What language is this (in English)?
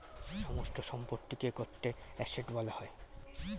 Bangla